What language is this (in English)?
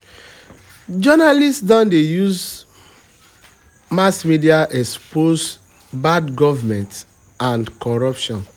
Nigerian Pidgin